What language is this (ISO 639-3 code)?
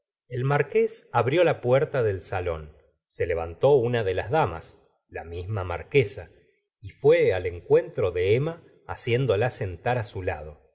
spa